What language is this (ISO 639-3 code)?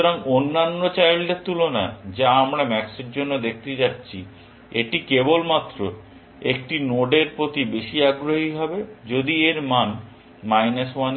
ben